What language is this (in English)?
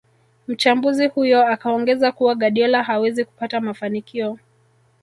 Swahili